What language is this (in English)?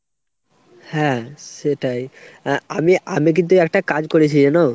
Bangla